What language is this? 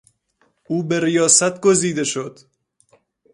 Persian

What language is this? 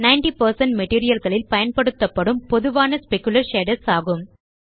Tamil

